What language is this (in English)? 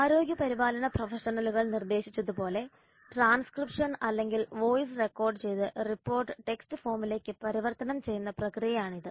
Malayalam